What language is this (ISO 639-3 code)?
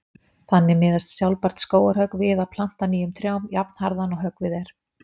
isl